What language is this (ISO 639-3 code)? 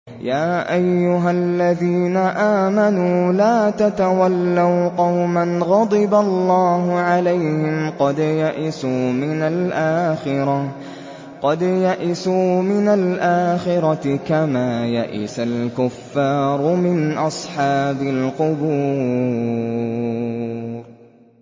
ara